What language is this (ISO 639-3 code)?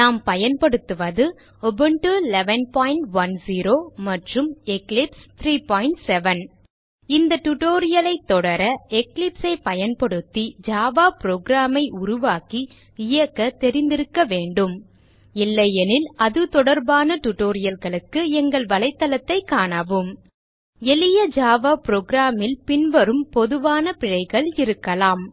tam